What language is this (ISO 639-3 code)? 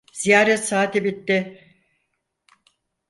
tur